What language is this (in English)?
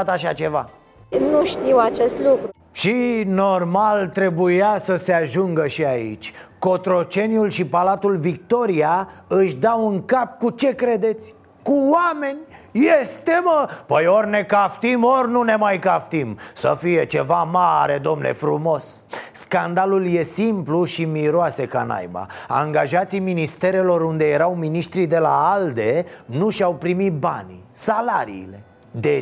Romanian